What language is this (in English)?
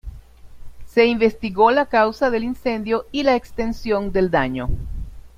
Spanish